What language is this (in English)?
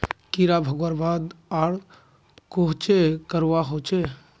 Magahi